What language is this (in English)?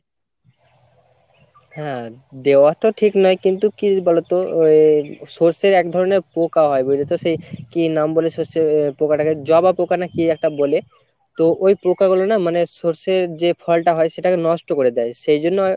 Bangla